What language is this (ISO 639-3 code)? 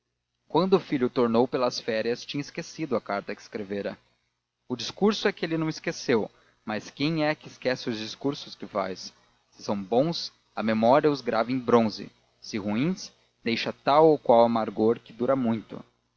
por